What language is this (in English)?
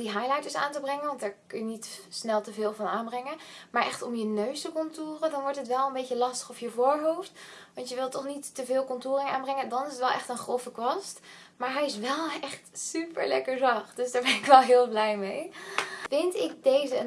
Dutch